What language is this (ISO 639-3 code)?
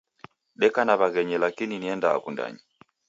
dav